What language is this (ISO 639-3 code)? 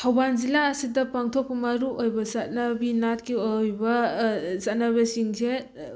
mni